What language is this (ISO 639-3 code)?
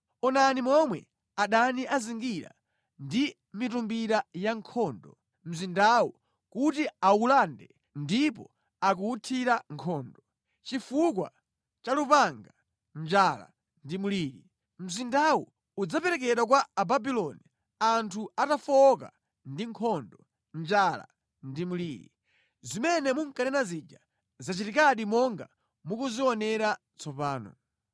nya